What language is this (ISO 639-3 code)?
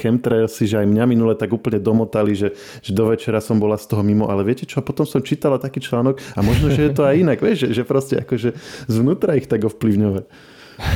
slk